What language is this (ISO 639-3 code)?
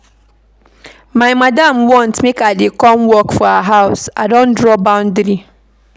pcm